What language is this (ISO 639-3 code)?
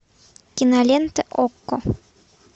rus